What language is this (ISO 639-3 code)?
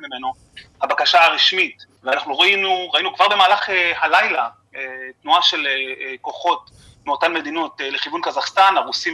heb